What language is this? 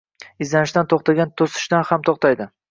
Uzbek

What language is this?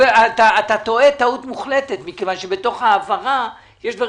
Hebrew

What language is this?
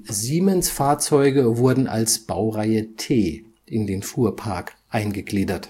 German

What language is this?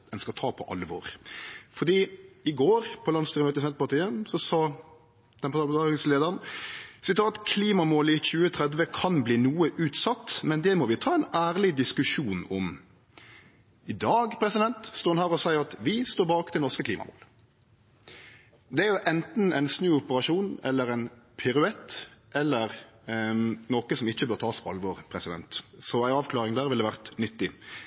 Norwegian Nynorsk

